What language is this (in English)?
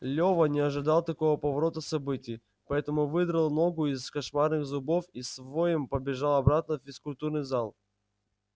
Russian